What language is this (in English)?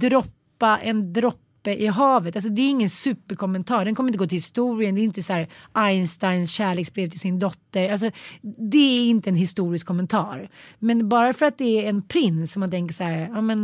Swedish